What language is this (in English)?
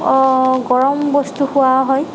Assamese